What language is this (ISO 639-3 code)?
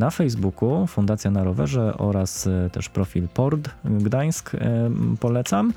pol